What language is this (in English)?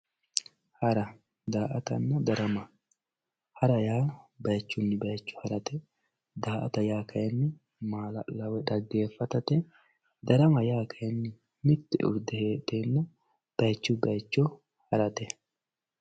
Sidamo